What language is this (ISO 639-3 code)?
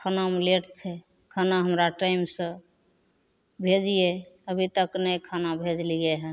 mai